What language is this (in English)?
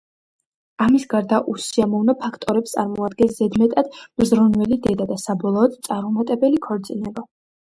Georgian